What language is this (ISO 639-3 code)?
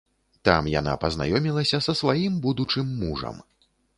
bel